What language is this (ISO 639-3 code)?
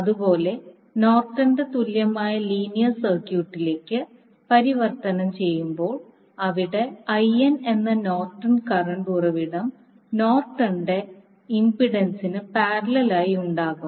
mal